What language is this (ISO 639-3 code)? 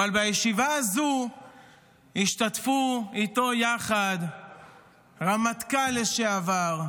heb